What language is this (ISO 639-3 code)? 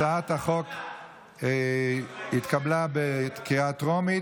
heb